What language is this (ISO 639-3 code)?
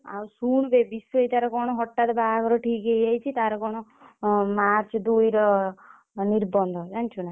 ori